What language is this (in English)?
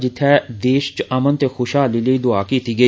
Dogri